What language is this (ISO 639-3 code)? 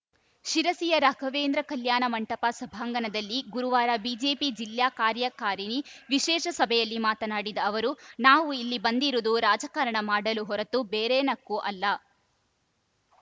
kan